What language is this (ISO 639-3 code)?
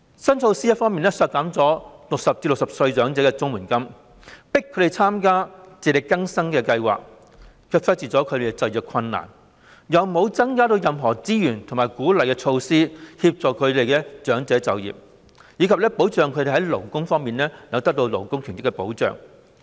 yue